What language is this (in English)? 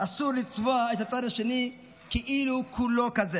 Hebrew